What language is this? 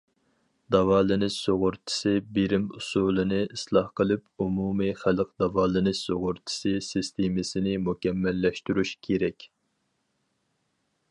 Uyghur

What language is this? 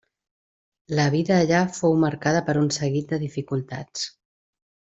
Catalan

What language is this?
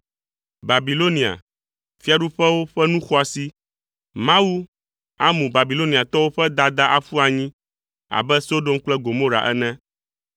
Ewe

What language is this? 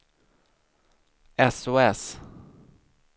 Swedish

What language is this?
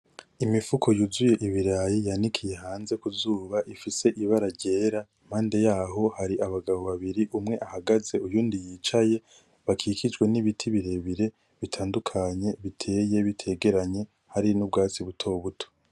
Rundi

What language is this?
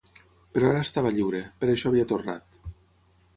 Catalan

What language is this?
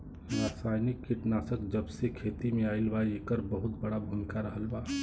Bhojpuri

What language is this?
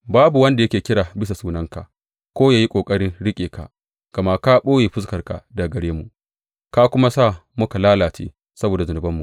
Hausa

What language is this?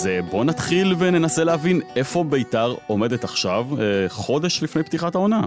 Hebrew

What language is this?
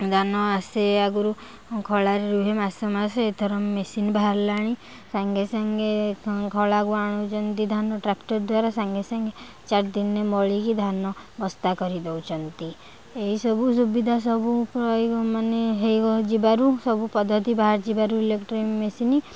Odia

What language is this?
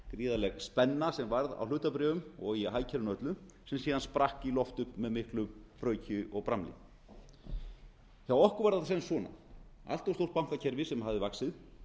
Icelandic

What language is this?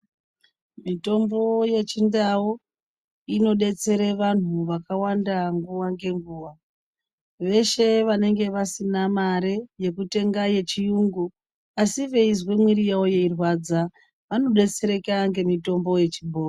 Ndau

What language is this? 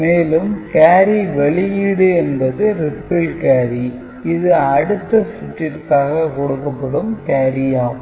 Tamil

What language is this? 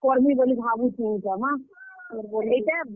Odia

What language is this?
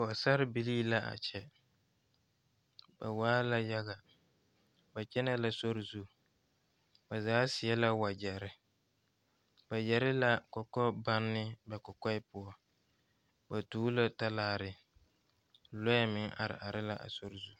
Southern Dagaare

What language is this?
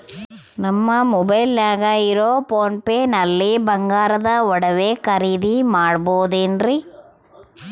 Kannada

